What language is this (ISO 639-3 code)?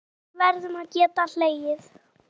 isl